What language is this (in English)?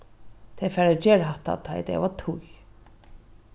Faroese